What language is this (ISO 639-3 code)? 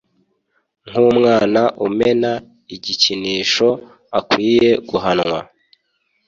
kin